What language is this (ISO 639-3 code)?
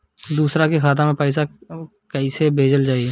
bho